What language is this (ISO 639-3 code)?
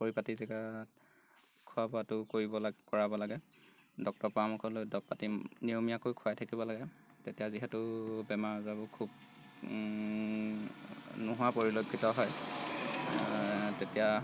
asm